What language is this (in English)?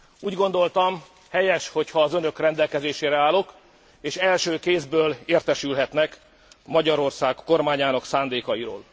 Hungarian